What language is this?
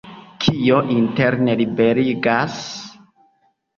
Esperanto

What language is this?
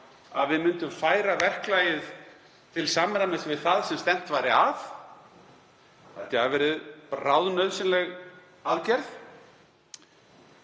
Icelandic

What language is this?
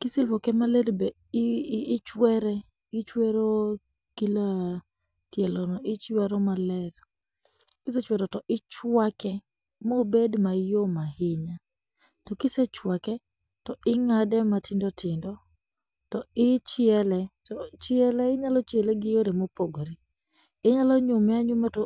Luo (Kenya and Tanzania)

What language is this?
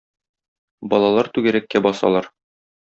Tatar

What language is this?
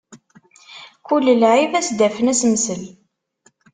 Kabyle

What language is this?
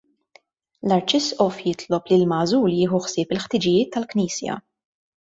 Maltese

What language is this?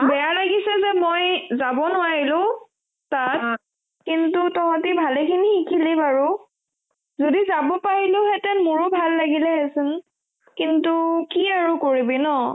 Assamese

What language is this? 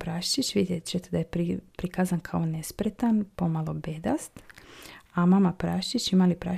Croatian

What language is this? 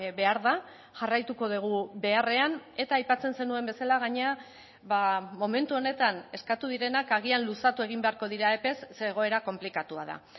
Basque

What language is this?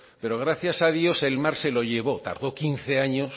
Spanish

